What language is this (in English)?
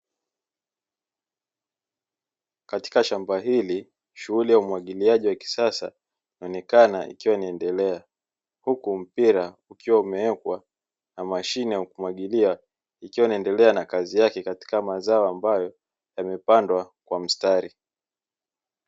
Swahili